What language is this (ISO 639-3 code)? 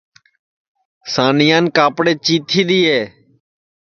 ssi